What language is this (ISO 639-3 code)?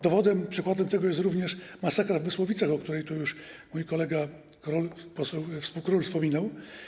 pol